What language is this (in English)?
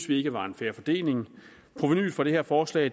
Danish